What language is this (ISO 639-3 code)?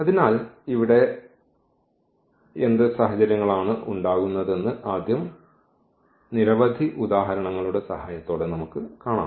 mal